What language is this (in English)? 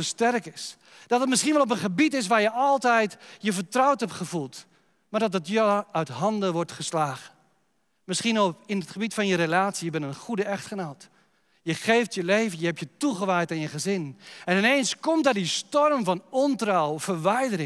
Dutch